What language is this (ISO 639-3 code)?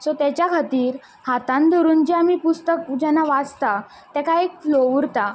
kok